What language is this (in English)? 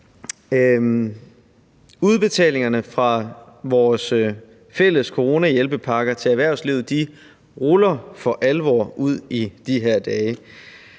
Danish